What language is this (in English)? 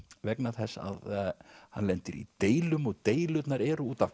Icelandic